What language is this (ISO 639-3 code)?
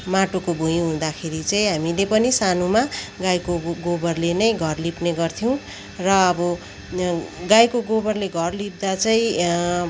nep